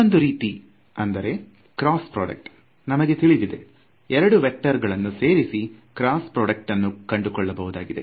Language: Kannada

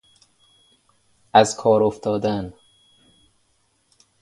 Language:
Persian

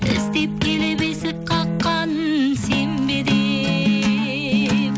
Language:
Kazakh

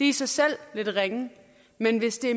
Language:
Danish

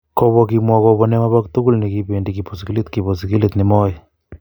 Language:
Kalenjin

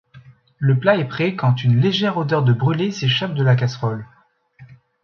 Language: French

